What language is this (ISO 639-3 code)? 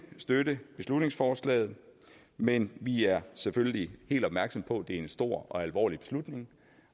dan